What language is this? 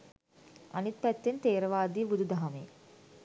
Sinhala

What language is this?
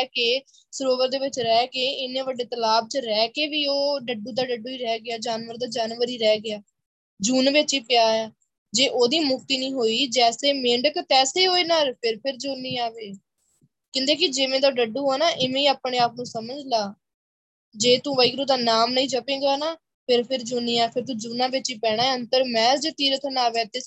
Punjabi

